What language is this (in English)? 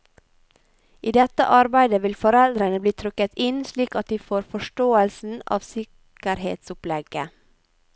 Norwegian